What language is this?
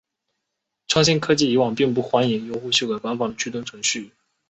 Chinese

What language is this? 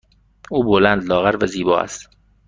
Persian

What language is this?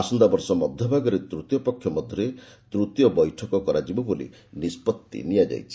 Odia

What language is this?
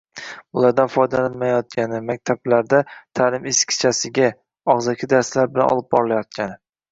Uzbek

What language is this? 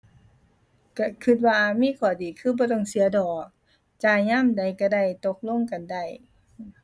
Thai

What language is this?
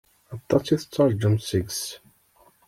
Kabyle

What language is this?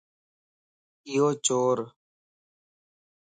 Lasi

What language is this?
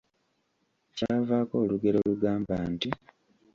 Ganda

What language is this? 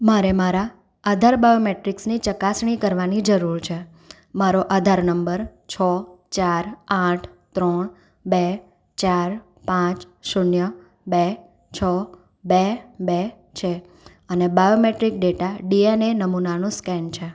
Gujarati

